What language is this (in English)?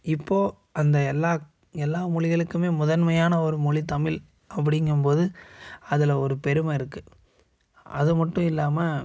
Tamil